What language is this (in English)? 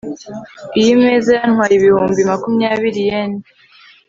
Kinyarwanda